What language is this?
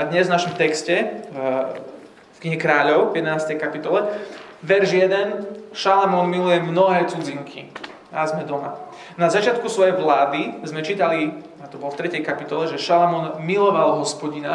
Slovak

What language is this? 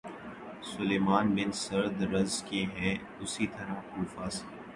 Urdu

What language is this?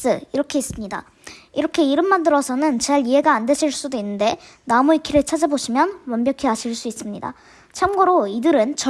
Korean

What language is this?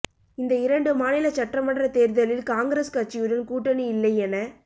Tamil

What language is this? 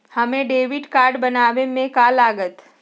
Magahi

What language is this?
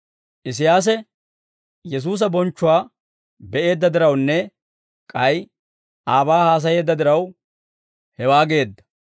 Dawro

